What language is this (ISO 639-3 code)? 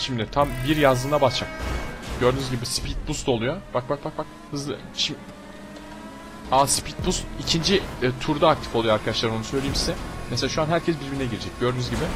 tur